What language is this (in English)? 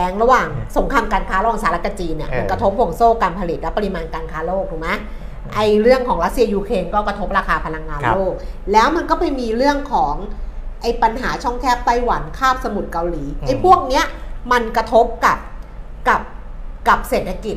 Thai